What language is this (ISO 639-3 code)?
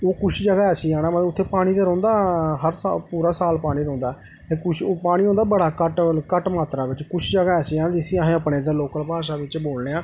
doi